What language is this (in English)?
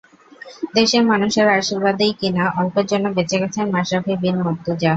Bangla